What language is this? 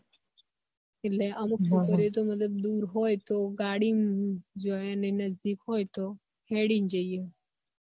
Gujarati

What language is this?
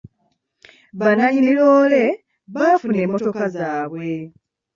Ganda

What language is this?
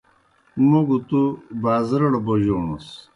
Kohistani Shina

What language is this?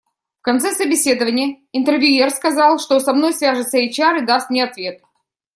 Russian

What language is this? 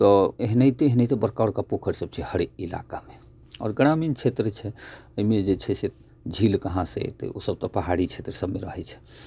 Maithili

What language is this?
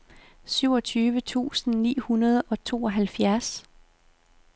Danish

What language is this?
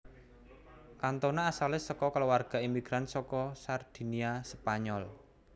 Javanese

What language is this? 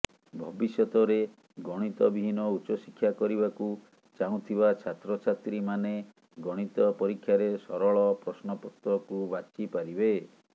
Odia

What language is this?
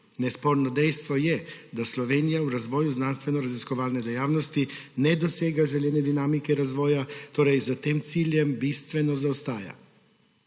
Slovenian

